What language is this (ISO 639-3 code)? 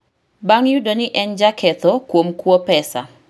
luo